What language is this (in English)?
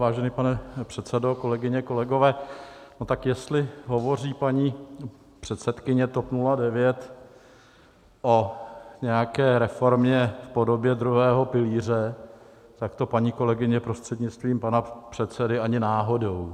Czech